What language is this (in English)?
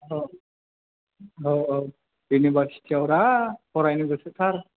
Bodo